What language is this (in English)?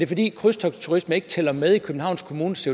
Danish